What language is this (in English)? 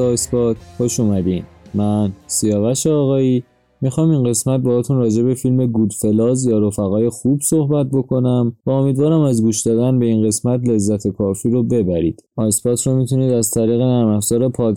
Persian